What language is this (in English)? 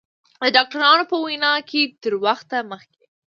Pashto